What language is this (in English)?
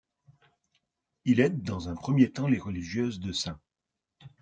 French